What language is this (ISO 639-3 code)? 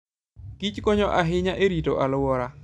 luo